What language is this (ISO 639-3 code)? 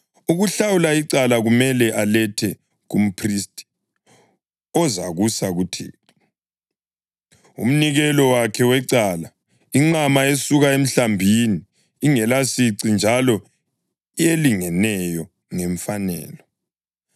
nde